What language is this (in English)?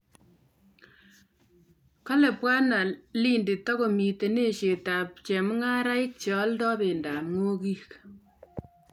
Kalenjin